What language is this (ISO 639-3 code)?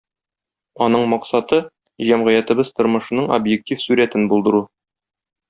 tat